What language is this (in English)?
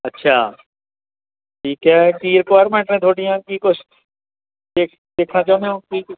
Punjabi